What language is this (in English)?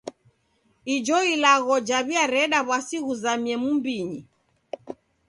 Taita